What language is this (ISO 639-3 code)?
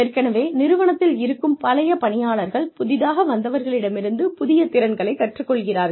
tam